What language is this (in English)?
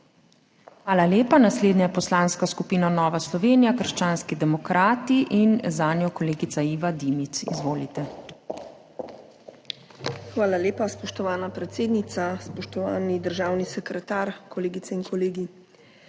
Slovenian